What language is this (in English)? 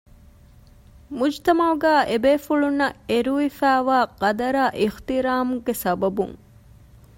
Divehi